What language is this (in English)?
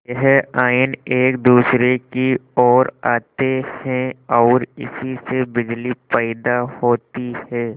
Hindi